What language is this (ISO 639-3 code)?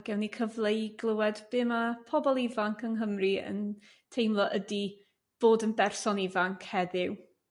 cym